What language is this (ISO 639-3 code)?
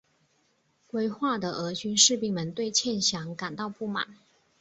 zho